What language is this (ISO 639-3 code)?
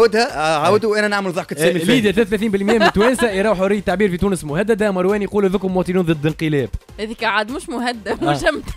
ara